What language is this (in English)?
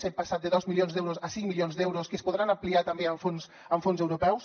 Catalan